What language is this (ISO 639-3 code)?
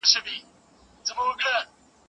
pus